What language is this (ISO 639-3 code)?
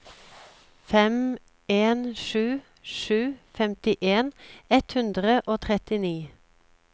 nor